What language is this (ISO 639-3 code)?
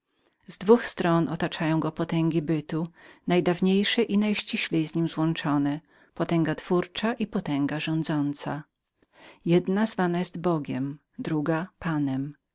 pol